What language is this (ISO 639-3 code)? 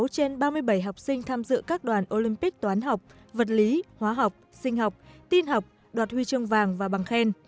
vie